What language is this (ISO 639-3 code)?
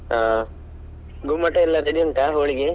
kan